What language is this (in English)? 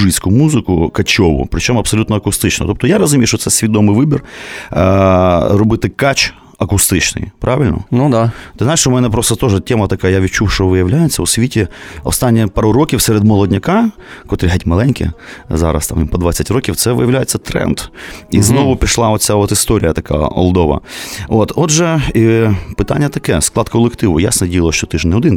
Ukrainian